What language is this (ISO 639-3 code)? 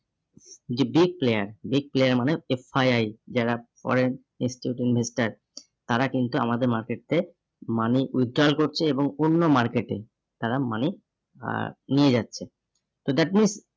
ben